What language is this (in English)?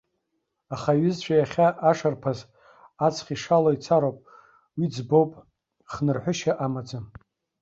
Abkhazian